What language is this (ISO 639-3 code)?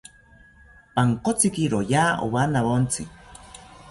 cpy